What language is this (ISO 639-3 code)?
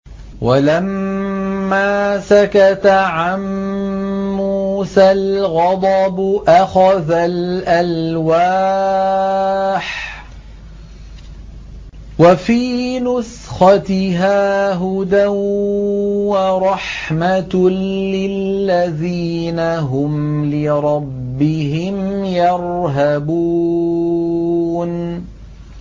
ara